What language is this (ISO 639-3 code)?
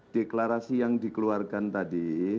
ind